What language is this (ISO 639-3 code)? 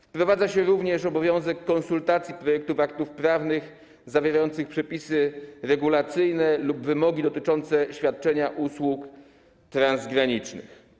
pol